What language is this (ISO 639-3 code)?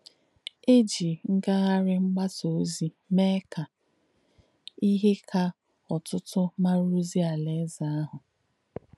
ibo